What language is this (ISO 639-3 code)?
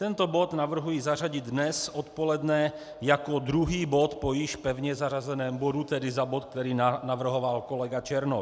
ces